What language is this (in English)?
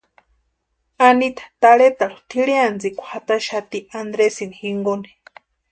Western Highland Purepecha